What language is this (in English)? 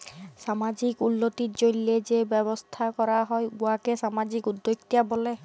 Bangla